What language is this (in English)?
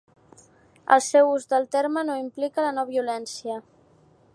Catalan